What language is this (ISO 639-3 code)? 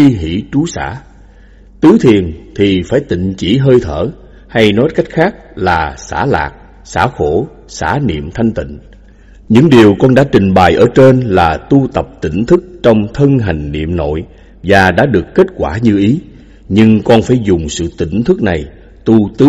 vie